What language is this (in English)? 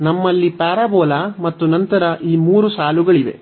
Kannada